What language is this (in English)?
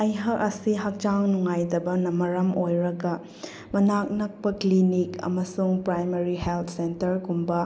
Manipuri